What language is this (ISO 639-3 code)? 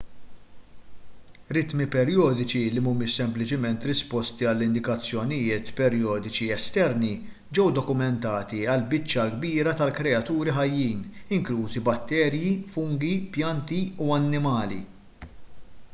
mlt